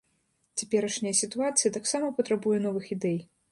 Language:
Belarusian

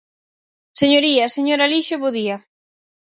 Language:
Galician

